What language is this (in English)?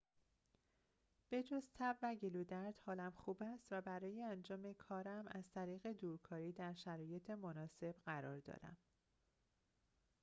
Persian